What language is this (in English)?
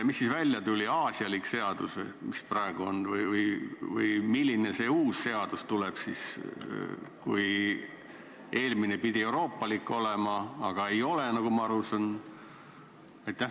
Estonian